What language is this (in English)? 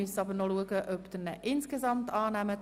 Swiss German